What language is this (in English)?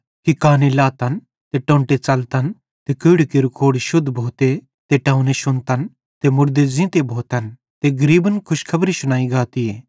Bhadrawahi